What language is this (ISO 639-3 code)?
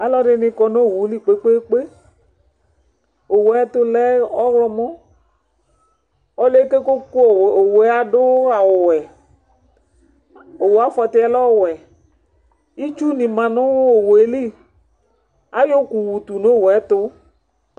kpo